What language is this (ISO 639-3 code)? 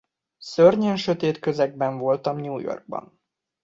hun